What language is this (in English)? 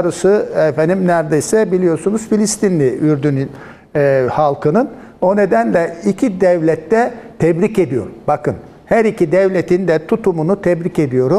Turkish